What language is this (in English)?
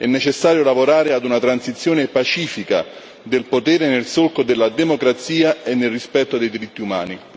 Italian